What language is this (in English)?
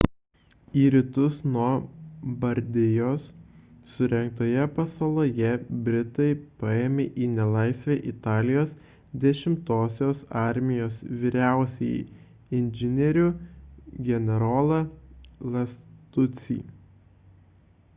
Lithuanian